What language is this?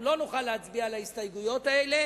Hebrew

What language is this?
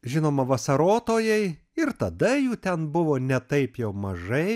Lithuanian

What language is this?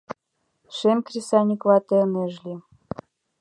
Mari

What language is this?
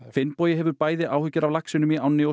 Icelandic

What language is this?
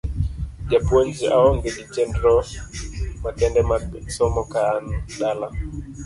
Luo (Kenya and Tanzania)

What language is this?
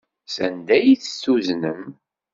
Kabyle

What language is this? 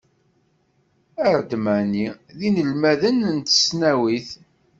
Kabyle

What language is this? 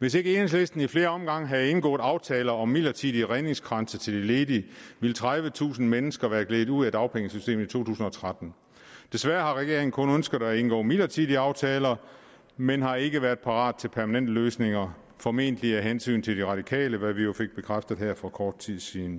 Danish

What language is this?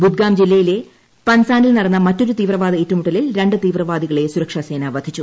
Malayalam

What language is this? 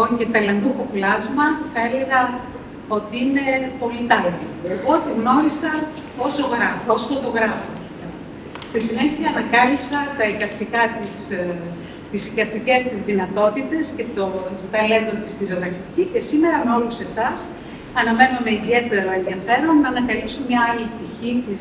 Greek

